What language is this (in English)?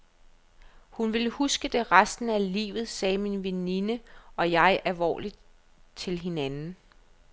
Danish